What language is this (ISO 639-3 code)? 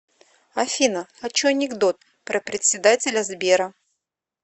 rus